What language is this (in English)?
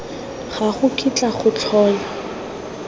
Tswana